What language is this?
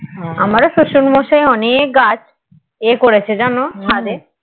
Bangla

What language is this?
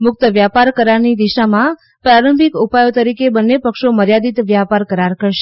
Gujarati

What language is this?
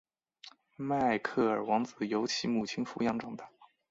Chinese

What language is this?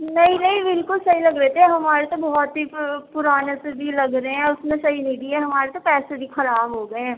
Urdu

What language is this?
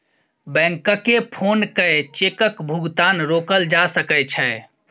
Maithili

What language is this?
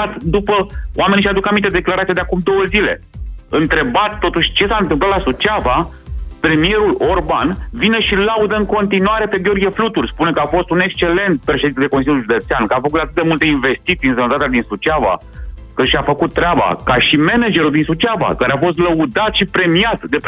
Romanian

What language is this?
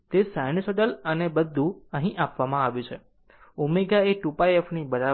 Gujarati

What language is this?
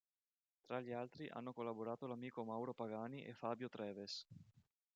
Italian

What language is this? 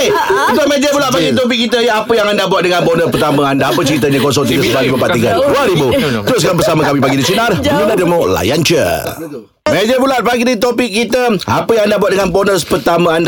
Malay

